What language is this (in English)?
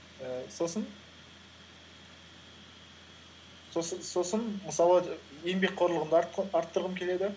Kazakh